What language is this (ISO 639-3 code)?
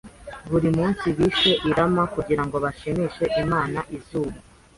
kin